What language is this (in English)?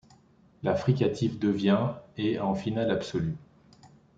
French